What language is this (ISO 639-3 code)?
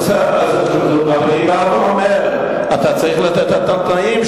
heb